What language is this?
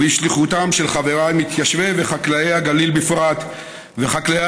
Hebrew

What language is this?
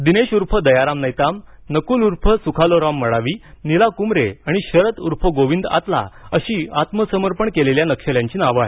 Marathi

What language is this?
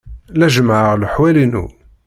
Kabyle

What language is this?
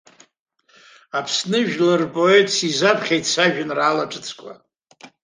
Abkhazian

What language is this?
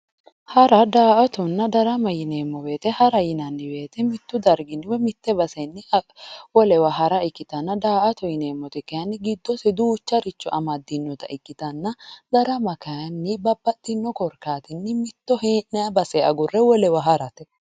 Sidamo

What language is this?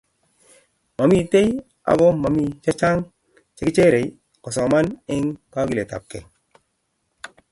Kalenjin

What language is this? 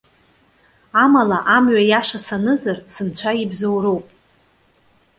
Abkhazian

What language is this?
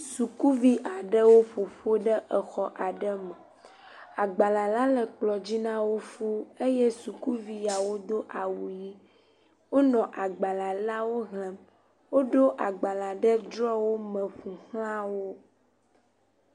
Ewe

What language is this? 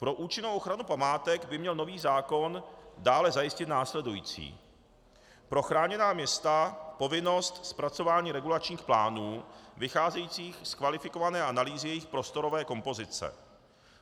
Czech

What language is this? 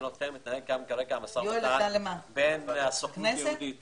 Hebrew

